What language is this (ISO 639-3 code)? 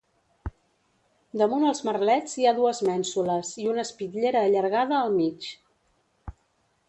cat